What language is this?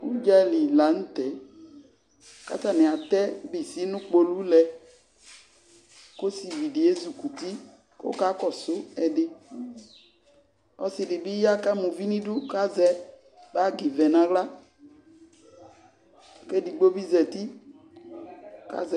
Ikposo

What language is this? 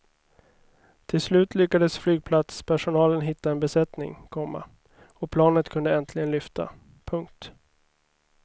Swedish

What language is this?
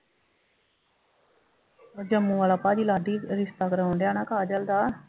Punjabi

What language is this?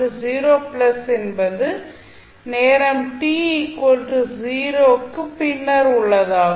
Tamil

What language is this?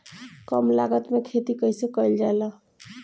Bhojpuri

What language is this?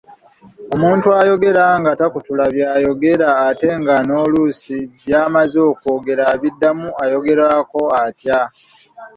Ganda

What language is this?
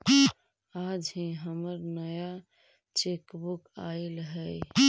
Magahi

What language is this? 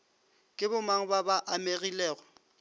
Northern Sotho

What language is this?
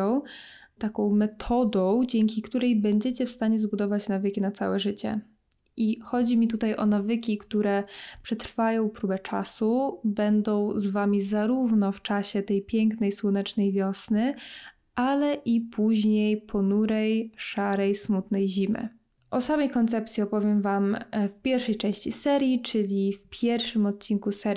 Polish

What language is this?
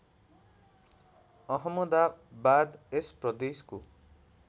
Nepali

